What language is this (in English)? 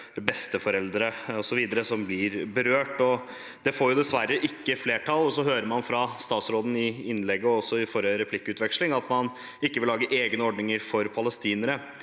Norwegian